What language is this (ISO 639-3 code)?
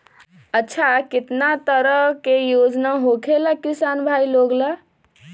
mag